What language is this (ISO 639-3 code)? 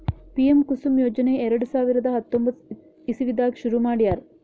kan